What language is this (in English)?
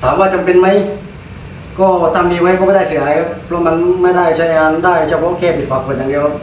Thai